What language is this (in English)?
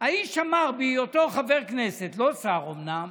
Hebrew